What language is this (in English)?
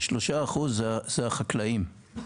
Hebrew